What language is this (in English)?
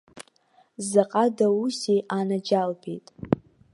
Abkhazian